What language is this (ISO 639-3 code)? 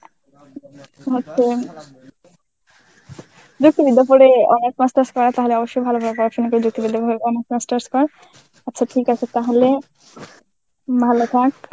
ben